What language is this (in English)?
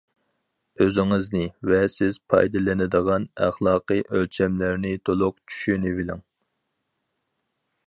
Uyghur